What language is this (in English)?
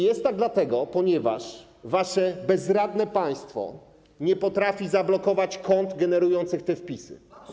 Polish